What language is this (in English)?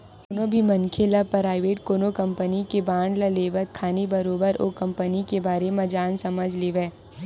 Chhattisgarhi